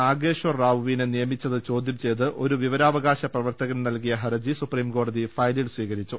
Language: Malayalam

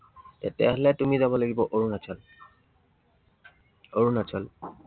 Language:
Assamese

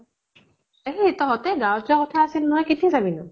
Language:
Assamese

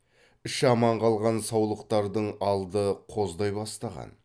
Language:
Kazakh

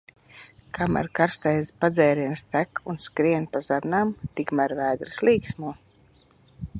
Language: Latvian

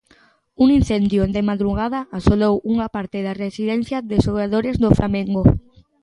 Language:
Galician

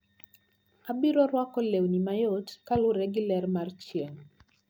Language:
Luo (Kenya and Tanzania)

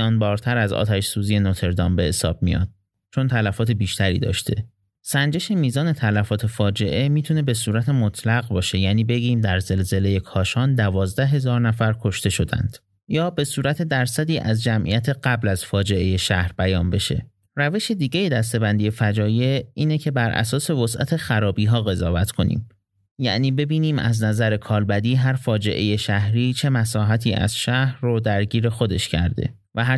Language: Persian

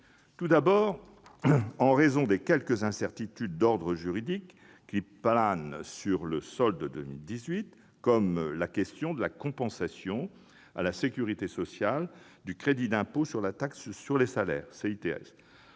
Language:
French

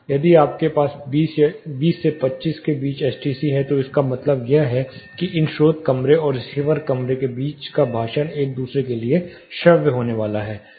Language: Hindi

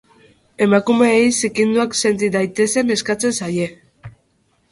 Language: Basque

